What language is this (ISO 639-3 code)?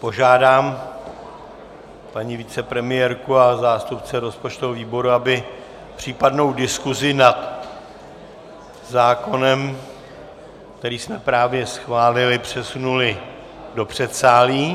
ces